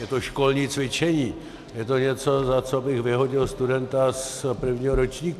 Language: Czech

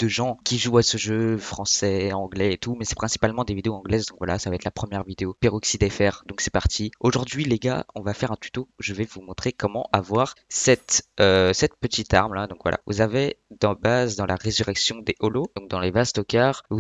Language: French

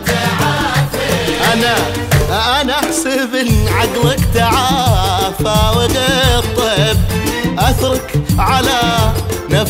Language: Arabic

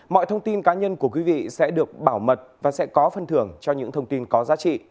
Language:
Vietnamese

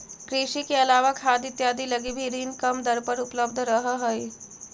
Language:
Magahi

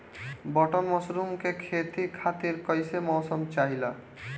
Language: Bhojpuri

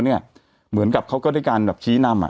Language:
Thai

